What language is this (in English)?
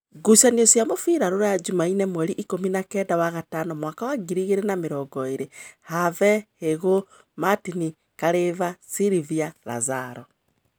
Kikuyu